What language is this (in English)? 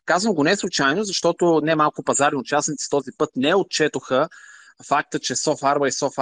Bulgarian